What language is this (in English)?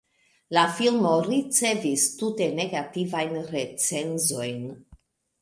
Esperanto